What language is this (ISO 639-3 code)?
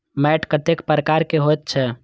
mai